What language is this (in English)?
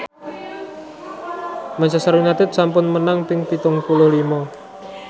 Javanese